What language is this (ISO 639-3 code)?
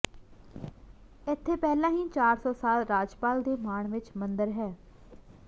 pan